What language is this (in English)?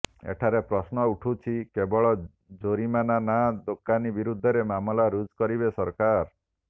Odia